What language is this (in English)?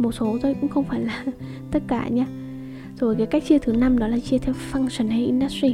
Vietnamese